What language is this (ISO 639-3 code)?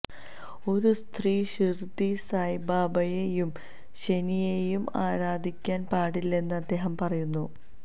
mal